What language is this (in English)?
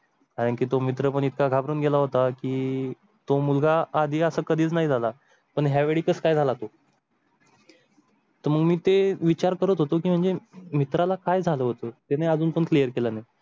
Marathi